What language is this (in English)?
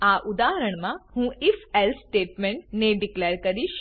Gujarati